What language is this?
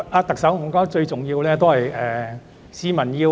Cantonese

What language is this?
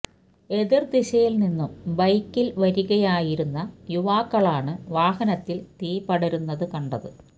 Malayalam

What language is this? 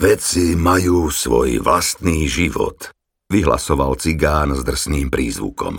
Slovak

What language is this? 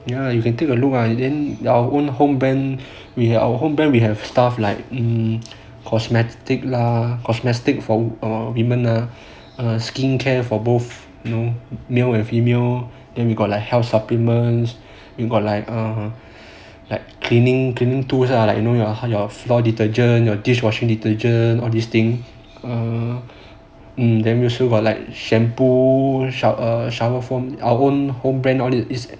English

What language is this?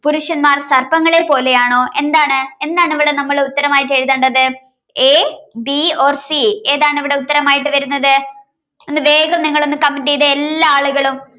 Malayalam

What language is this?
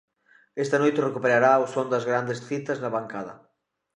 Galician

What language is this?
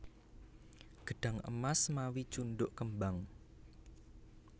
Javanese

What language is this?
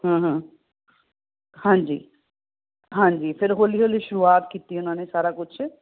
Punjabi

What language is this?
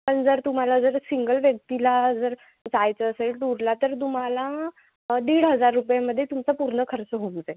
Marathi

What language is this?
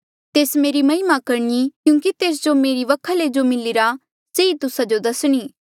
Mandeali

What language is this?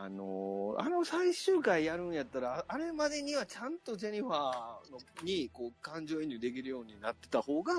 Japanese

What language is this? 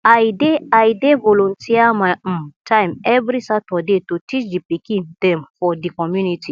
Nigerian Pidgin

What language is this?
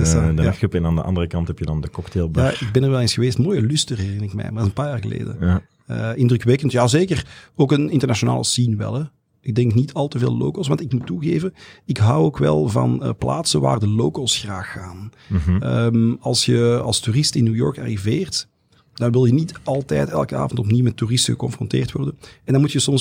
Dutch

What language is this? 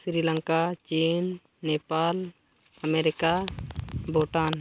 Santali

